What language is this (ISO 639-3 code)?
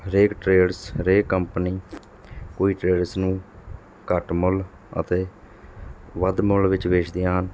pan